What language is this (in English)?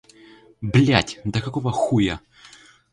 Russian